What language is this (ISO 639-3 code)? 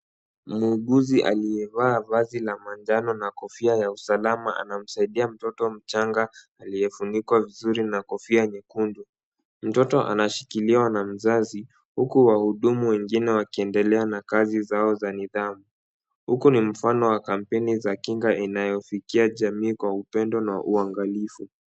swa